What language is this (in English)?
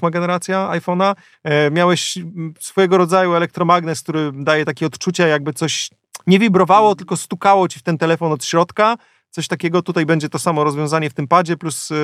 Polish